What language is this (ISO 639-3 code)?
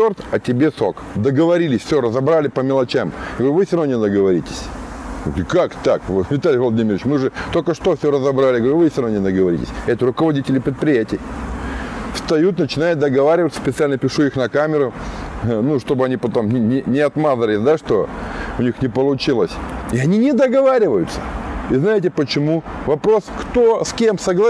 rus